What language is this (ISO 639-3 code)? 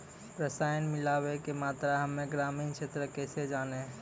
mai